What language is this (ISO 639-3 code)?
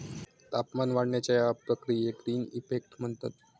mar